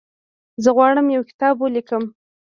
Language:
Pashto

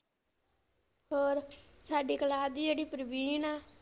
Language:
Punjabi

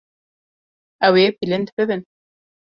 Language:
Kurdish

